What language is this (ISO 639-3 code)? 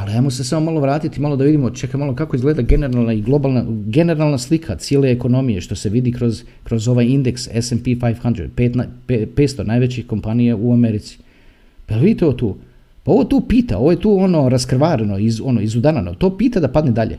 hrv